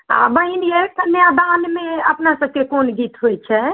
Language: Maithili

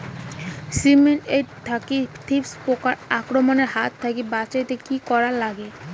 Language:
Bangla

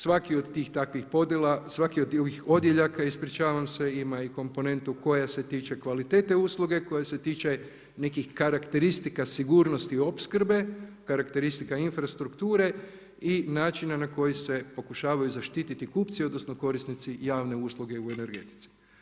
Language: Croatian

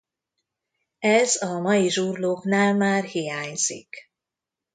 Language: Hungarian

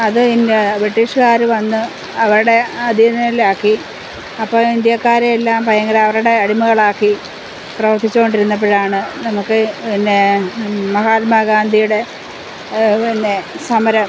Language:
Malayalam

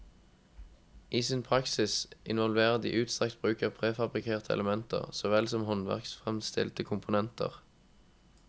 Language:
Norwegian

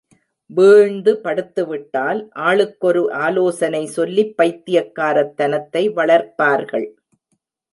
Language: Tamil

